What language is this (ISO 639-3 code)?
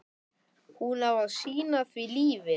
isl